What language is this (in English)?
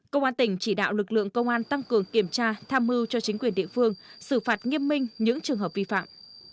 Vietnamese